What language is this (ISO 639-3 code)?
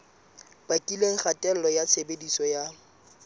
sot